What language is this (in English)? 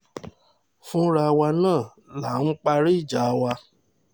Yoruba